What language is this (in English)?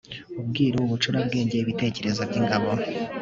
Kinyarwanda